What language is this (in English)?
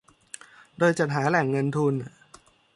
Thai